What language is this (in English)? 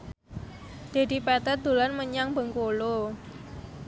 Javanese